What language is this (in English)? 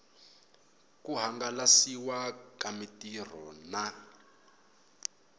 Tsonga